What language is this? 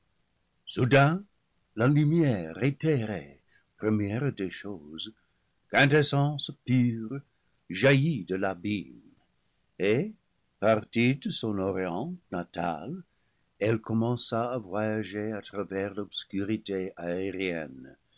French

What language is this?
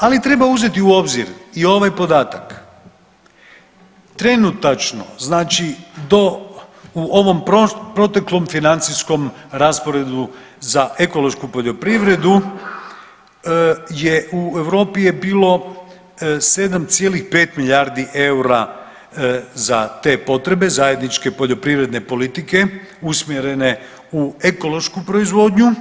Croatian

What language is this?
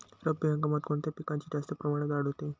Marathi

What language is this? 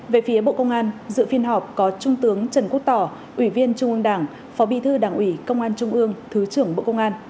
Vietnamese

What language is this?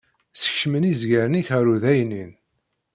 Kabyle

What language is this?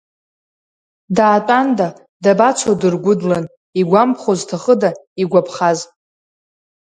Abkhazian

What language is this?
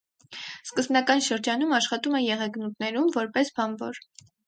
Armenian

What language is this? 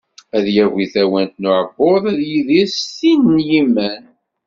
Kabyle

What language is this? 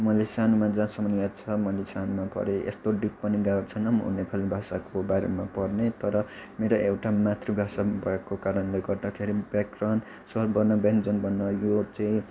Nepali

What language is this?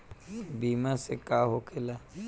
Bhojpuri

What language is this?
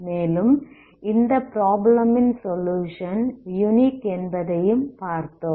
Tamil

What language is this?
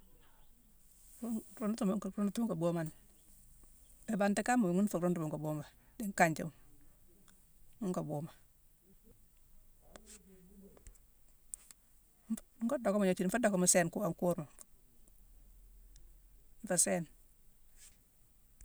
Mansoanka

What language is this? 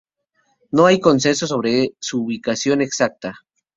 Spanish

